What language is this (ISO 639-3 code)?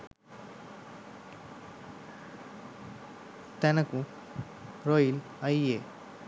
sin